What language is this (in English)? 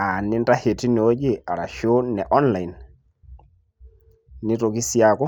Masai